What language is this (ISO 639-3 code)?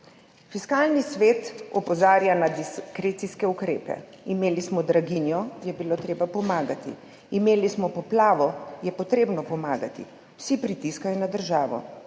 slv